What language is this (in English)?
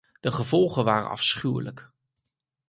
Dutch